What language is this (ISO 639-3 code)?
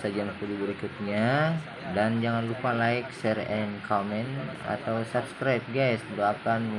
ind